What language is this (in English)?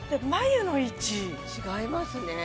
Japanese